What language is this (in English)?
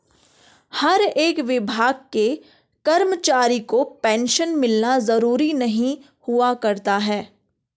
Hindi